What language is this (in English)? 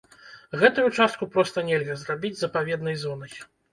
Belarusian